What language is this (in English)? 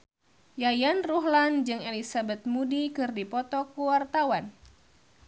Sundanese